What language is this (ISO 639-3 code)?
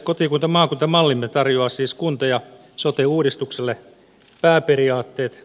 fin